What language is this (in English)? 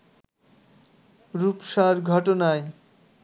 Bangla